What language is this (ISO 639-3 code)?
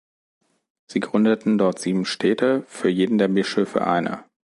deu